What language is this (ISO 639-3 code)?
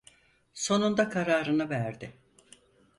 tur